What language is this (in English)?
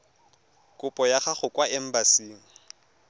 Tswana